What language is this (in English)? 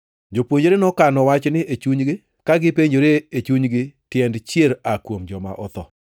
Luo (Kenya and Tanzania)